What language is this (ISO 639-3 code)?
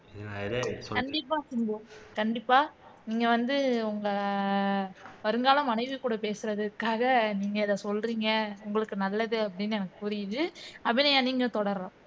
tam